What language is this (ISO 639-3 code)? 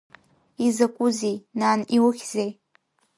abk